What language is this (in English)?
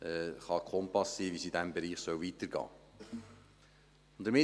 Swiss German